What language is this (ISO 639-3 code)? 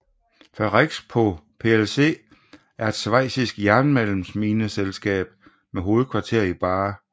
dan